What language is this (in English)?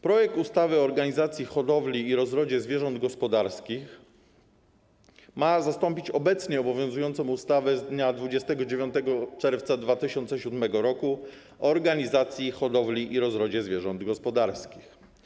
Polish